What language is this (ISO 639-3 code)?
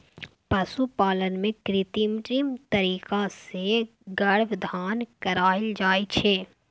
mai